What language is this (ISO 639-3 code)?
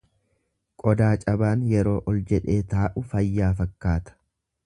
orm